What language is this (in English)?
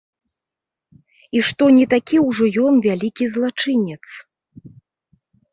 Belarusian